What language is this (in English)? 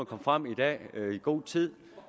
Danish